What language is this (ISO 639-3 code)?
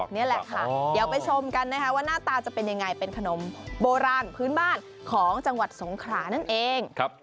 tha